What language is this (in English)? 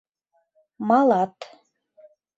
Mari